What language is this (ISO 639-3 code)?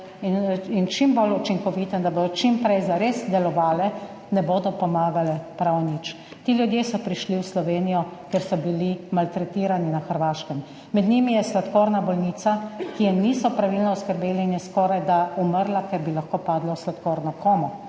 slv